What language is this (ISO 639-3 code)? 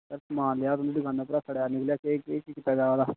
doi